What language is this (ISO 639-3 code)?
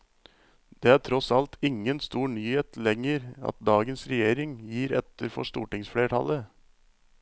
nor